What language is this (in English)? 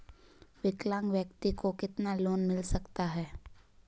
Hindi